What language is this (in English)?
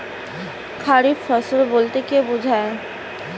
Bangla